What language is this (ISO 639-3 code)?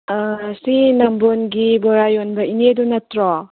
mni